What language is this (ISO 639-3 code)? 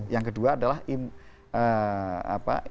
ind